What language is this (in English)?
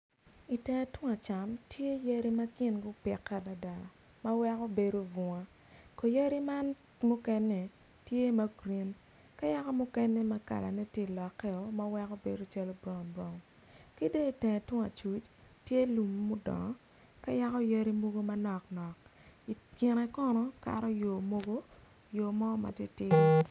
Acoli